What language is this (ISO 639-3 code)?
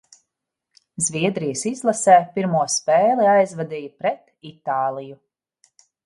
lav